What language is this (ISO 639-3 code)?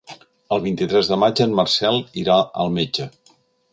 cat